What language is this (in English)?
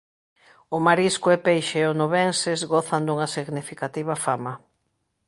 Galician